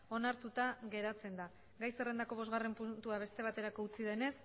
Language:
Basque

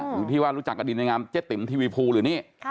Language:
Thai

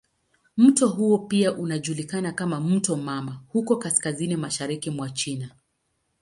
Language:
Swahili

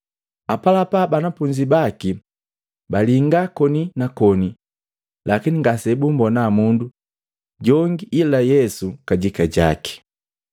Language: Matengo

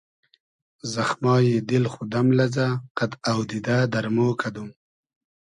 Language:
Hazaragi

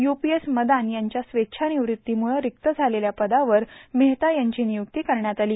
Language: Marathi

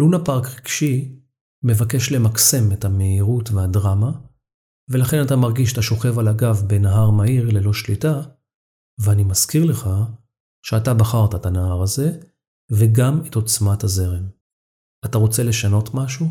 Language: Hebrew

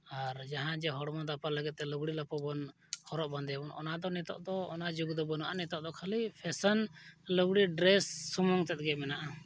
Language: Santali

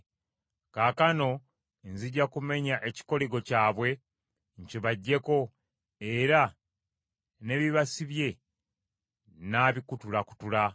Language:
Ganda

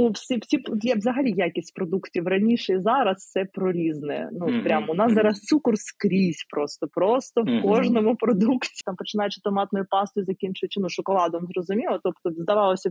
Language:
Ukrainian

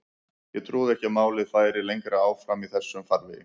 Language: Icelandic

